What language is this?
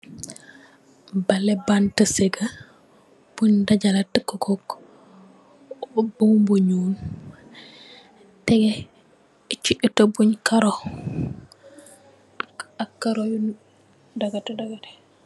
Wolof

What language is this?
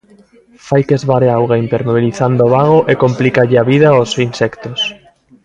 Galician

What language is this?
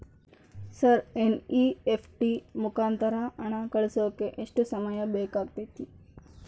Kannada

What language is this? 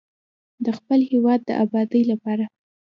Pashto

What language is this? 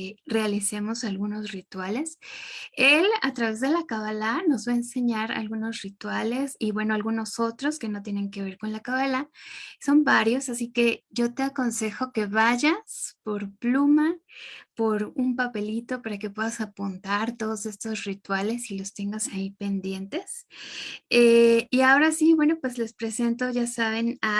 Spanish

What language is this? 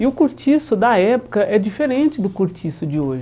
Portuguese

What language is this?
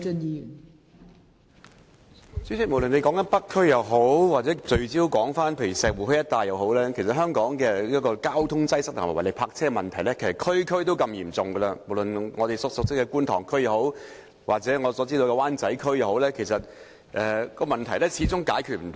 Cantonese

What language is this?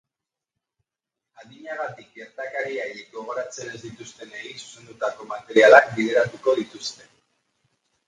Basque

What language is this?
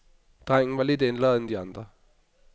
Danish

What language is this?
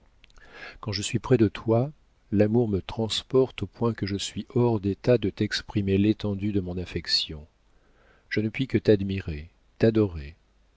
French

